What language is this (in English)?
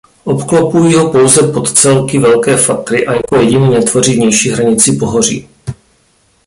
Czech